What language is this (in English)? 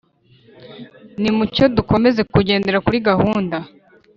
Kinyarwanda